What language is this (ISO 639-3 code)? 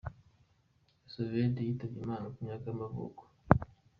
kin